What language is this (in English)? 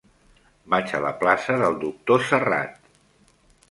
Catalan